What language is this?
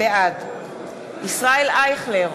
Hebrew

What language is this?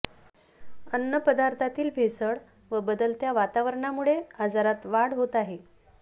Marathi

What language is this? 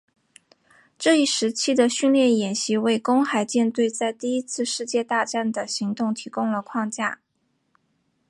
Chinese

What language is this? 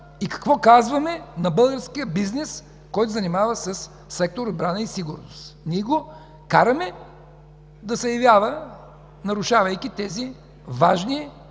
Bulgarian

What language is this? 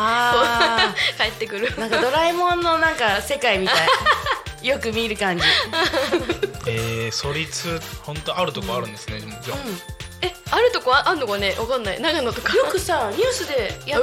Japanese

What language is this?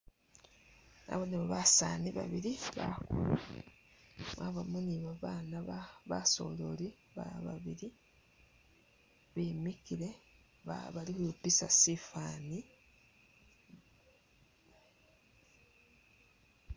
Masaaba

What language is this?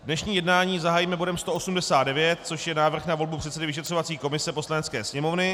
Czech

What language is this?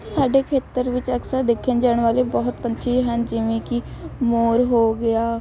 Punjabi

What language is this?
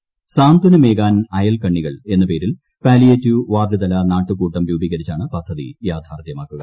Malayalam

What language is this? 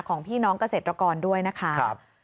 Thai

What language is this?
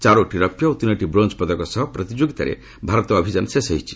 Odia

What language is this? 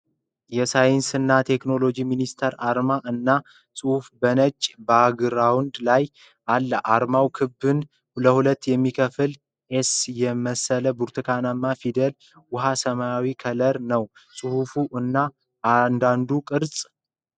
Amharic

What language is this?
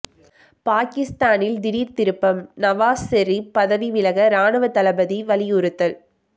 Tamil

